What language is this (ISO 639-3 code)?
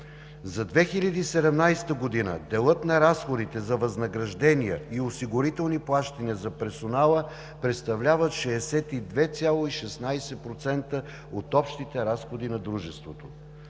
bul